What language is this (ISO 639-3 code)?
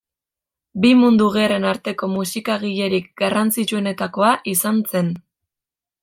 eus